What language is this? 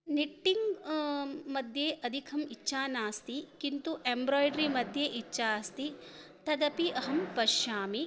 Sanskrit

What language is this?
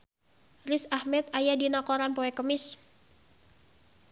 Sundanese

